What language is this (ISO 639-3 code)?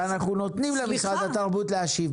heb